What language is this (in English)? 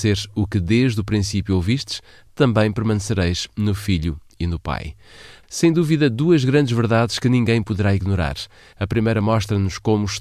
Portuguese